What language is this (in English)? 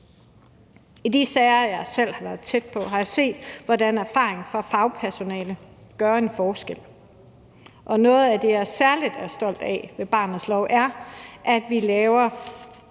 Danish